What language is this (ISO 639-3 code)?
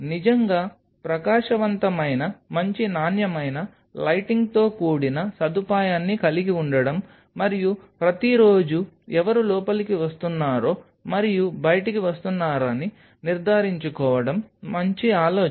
tel